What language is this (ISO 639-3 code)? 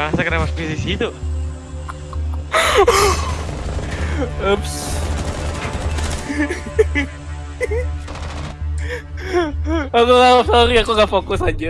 ind